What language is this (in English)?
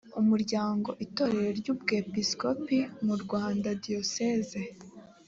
Kinyarwanda